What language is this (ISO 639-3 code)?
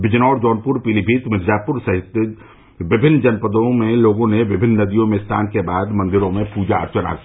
hin